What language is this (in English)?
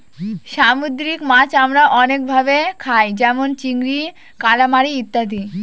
Bangla